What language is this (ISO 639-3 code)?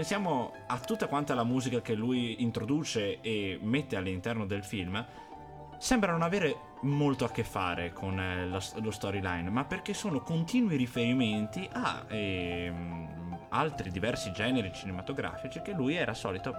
ita